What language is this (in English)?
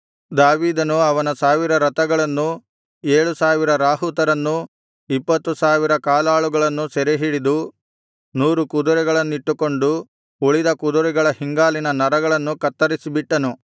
Kannada